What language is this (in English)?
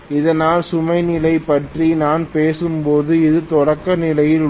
Tamil